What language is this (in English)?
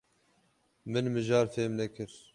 Kurdish